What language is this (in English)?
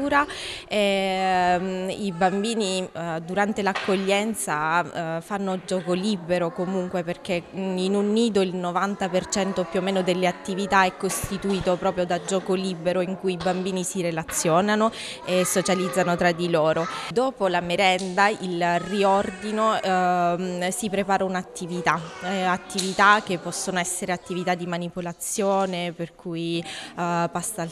Italian